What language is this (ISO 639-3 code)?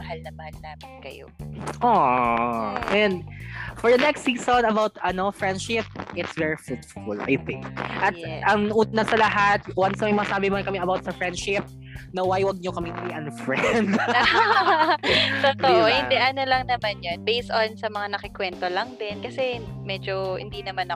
fil